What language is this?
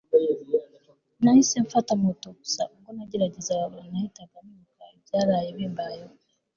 Kinyarwanda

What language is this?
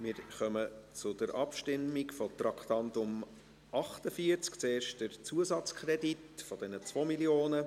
Swiss German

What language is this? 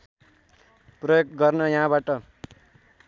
Nepali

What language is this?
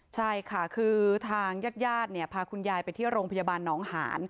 Thai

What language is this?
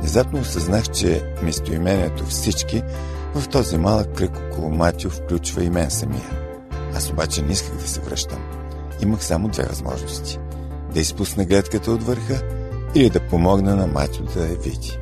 Bulgarian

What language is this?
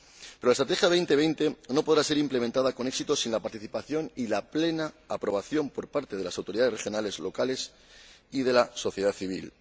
Spanish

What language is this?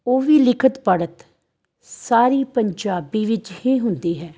Punjabi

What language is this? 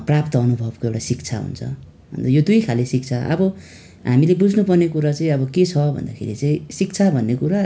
Nepali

